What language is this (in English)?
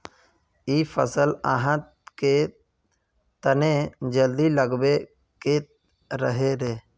Magahi